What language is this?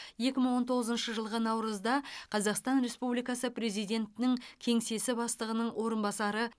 Kazakh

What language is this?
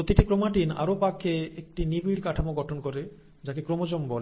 Bangla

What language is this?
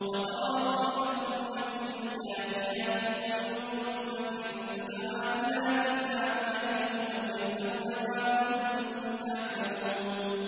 Arabic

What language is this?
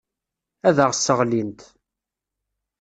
Kabyle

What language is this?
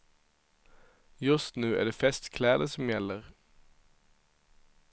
Swedish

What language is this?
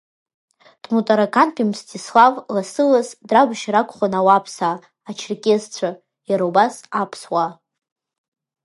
Abkhazian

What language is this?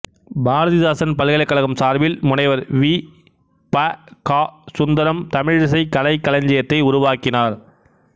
Tamil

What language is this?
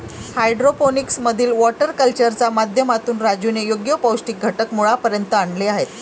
Marathi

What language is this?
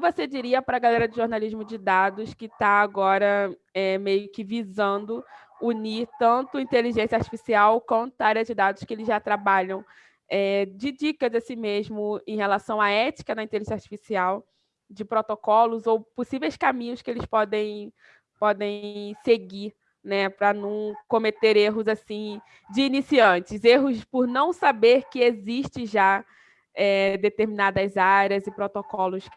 Portuguese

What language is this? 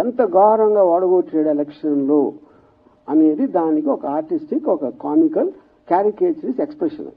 Telugu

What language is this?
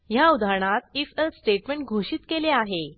Marathi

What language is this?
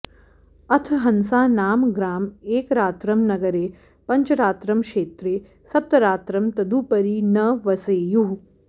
Sanskrit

